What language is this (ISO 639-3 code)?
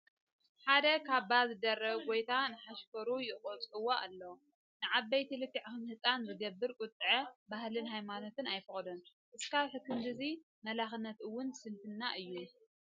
tir